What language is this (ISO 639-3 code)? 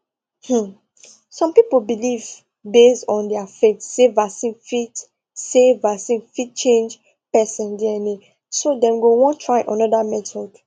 pcm